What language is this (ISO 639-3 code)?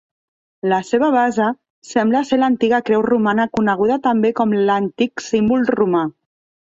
cat